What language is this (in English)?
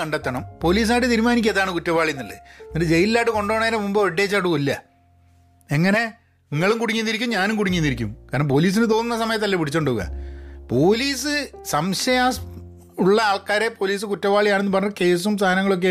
Malayalam